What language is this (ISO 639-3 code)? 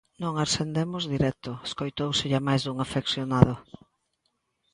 glg